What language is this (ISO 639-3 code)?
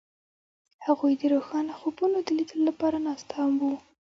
pus